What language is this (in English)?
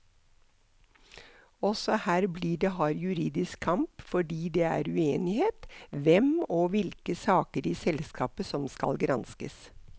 Norwegian